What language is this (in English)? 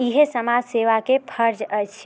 Maithili